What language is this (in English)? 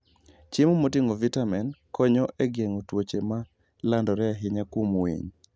Luo (Kenya and Tanzania)